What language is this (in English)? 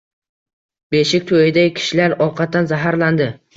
Uzbek